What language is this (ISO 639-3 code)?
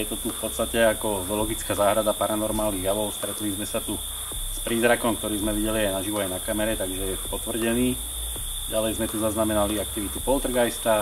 slk